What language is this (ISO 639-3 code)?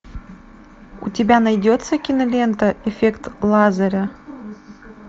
rus